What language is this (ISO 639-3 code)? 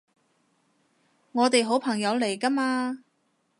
yue